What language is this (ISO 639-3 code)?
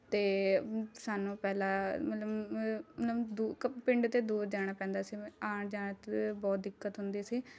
pan